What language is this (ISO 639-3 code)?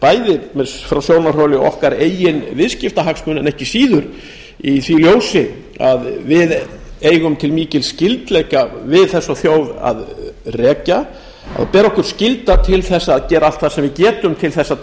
isl